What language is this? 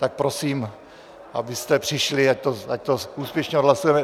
Czech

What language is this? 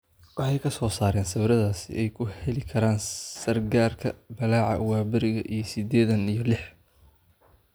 Somali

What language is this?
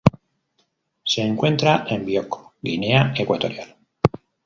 Spanish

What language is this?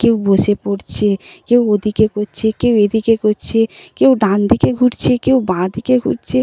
Bangla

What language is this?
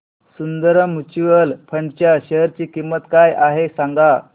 Marathi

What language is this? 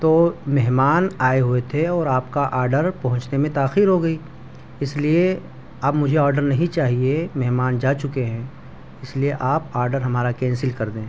Urdu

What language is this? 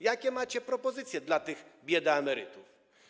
Polish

